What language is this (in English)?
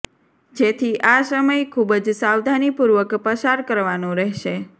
Gujarati